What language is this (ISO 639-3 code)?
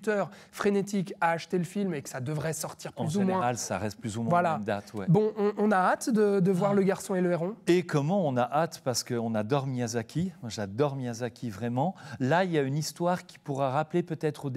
fra